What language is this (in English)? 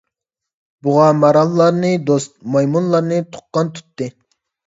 Uyghur